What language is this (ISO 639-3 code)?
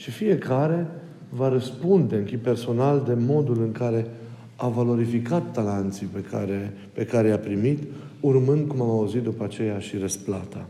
ron